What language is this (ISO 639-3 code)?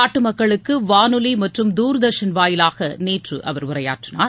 tam